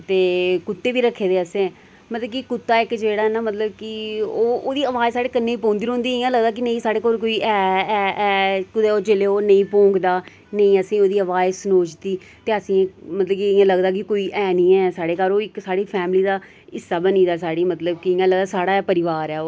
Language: Dogri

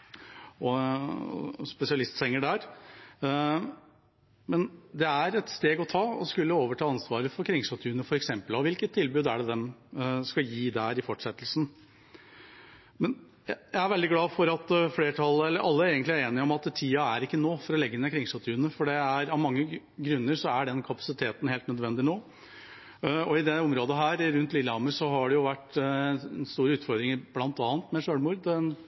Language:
Norwegian Bokmål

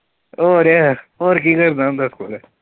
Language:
Punjabi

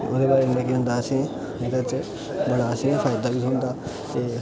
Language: Dogri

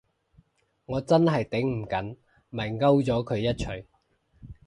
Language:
Cantonese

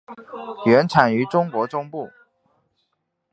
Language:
Chinese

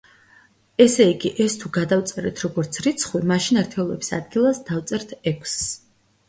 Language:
Georgian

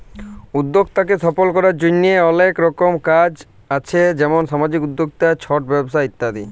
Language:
Bangla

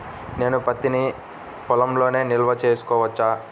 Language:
Telugu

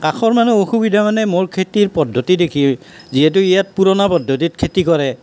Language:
Assamese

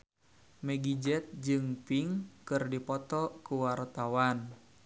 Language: Sundanese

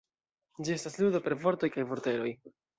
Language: Esperanto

